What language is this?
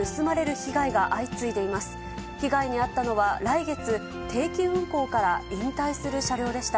Japanese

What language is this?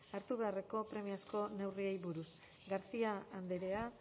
Basque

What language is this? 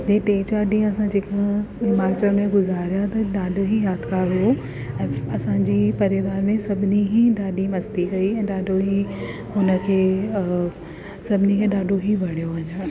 Sindhi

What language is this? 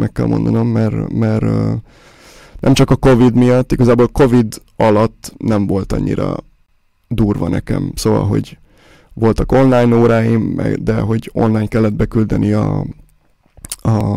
Hungarian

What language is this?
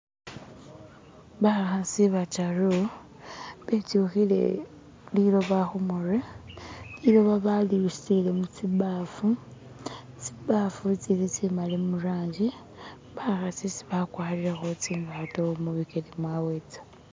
Masaaba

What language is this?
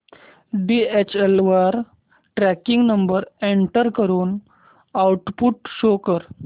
Marathi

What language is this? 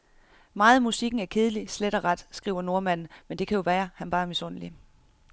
Danish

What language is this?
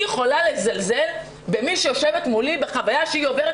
Hebrew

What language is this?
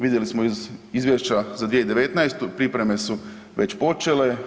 Croatian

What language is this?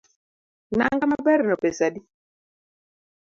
Luo (Kenya and Tanzania)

